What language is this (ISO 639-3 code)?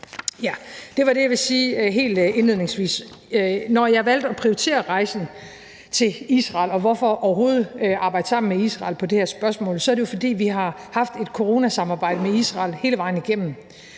dan